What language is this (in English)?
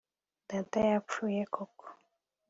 Kinyarwanda